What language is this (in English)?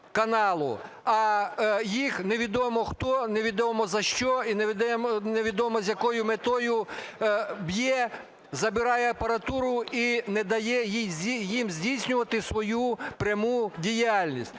Ukrainian